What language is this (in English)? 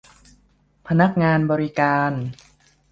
Thai